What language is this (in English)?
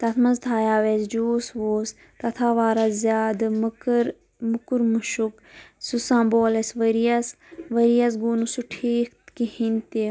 Kashmiri